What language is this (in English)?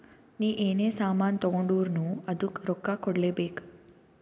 Kannada